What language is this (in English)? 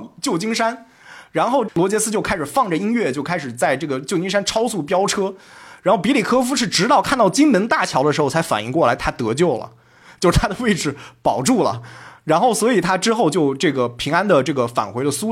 Chinese